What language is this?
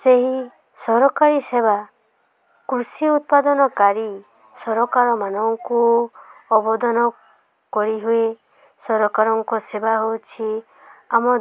Odia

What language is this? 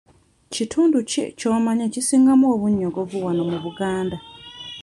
Ganda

